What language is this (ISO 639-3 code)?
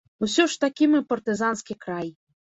bel